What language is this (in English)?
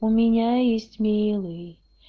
Russian